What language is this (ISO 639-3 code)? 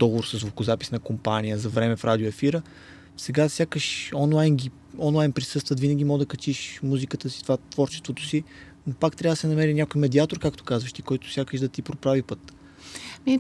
bul